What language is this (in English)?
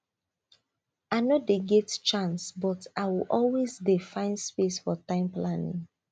Nigerian Pidgin